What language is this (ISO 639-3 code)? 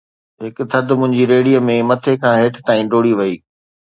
snd